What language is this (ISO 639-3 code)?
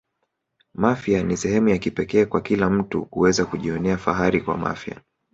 swa